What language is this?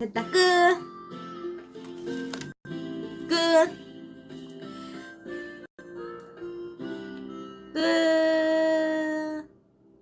Korean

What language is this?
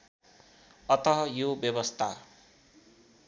Nepali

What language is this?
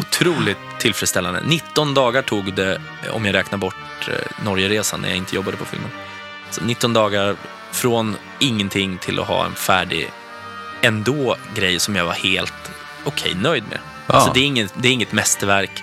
Swedish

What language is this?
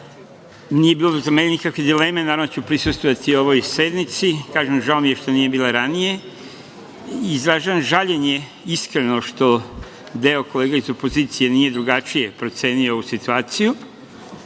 Serbian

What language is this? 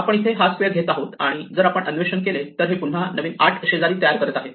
Marathi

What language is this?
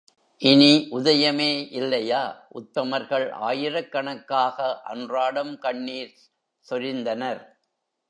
Tamil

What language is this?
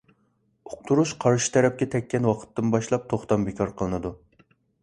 Uyghur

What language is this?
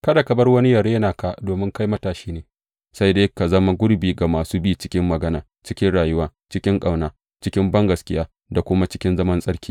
Hausa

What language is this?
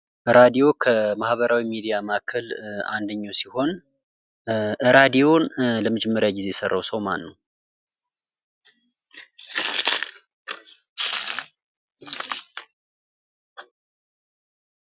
Amharic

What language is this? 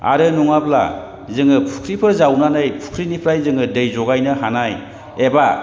Bodo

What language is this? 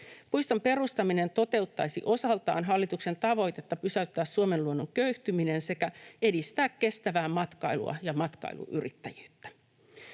Finnish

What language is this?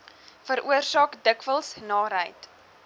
Afrikaans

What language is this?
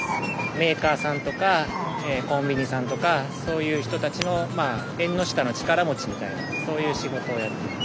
Japanese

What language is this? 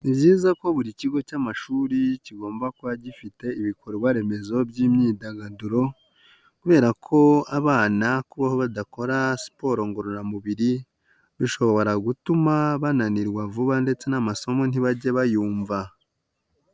Kinyarwanda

